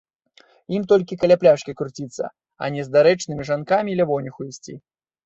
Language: Belarusian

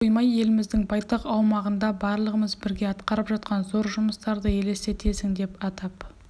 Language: Kazakh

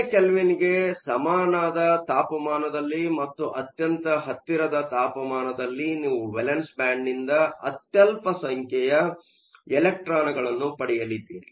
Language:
Kannada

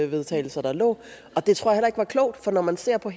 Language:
Danish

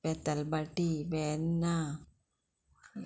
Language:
Konkani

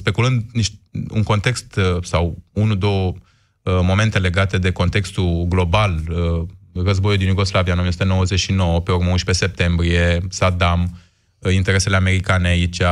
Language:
Romanian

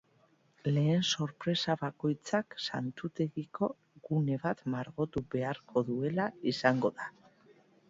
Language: Basque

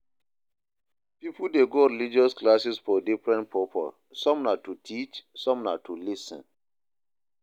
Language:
Nigerian Pidgin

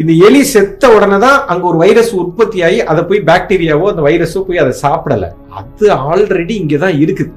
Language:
Tamil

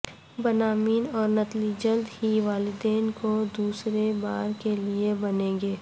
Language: Urdu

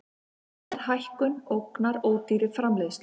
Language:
Icelandic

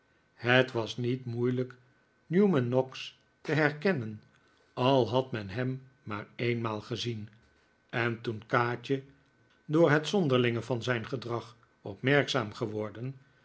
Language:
Dutch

